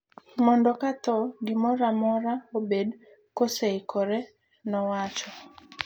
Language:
Luo (Kenya and Tanzania)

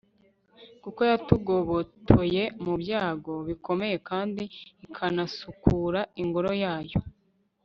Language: Kinyarwanda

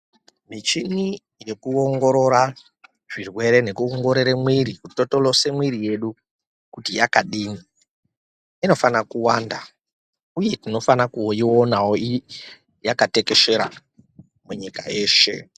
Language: Ndau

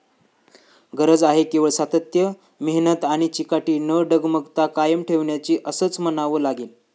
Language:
Marathi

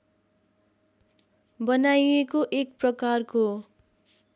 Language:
Nepali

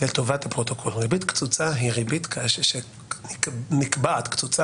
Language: Hebrew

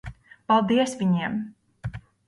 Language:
Latvian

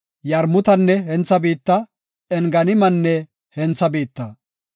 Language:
Gofa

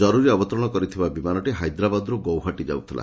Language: Odia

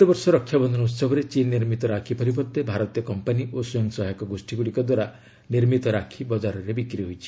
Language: Odia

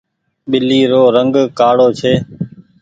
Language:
Goaria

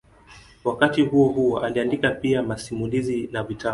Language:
Swahili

